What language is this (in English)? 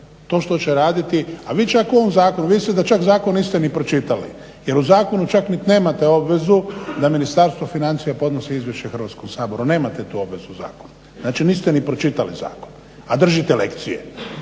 Croatian